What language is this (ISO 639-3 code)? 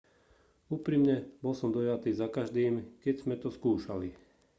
slk